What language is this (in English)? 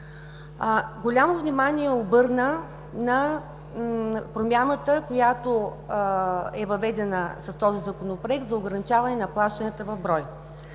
Bulgarian